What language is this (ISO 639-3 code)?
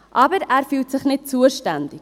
gsw